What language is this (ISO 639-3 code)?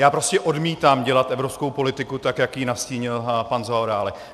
ces